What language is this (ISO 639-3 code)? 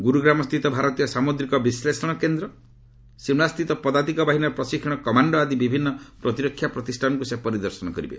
ori